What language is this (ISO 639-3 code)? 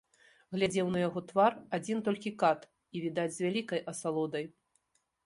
bel